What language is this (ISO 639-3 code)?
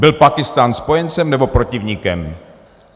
ces